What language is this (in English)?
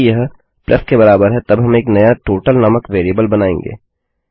Hindi